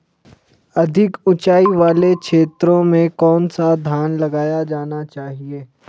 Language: Hindi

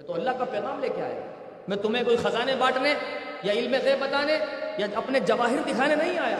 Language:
Urdu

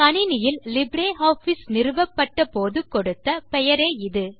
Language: Tamil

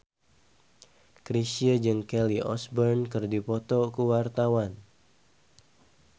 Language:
Sundanese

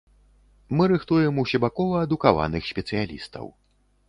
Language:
Belarusian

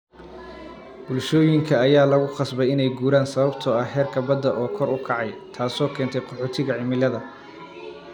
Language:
Somali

